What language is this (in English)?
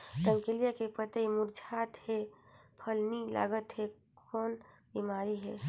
Chhattisgarhi